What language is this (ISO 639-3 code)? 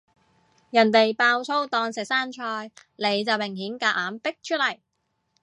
yue